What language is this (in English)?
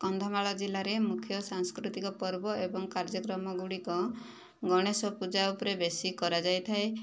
Odia